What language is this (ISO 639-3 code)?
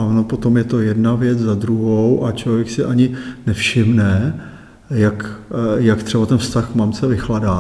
ces